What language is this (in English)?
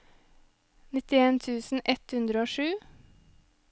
Norwegian